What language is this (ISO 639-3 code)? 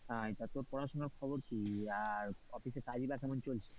ben